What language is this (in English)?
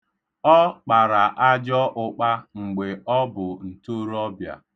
Igbo